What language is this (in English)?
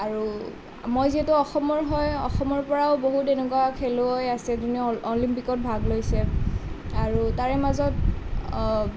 Assamese